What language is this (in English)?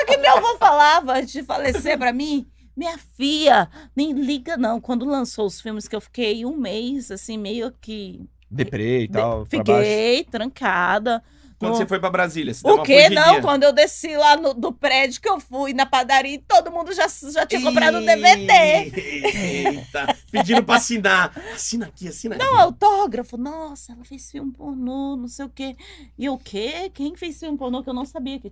Portuguese